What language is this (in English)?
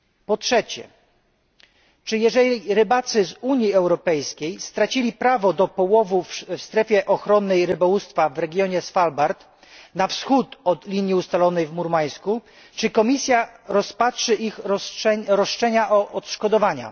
Polish